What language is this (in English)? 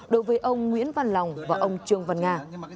Vietnamese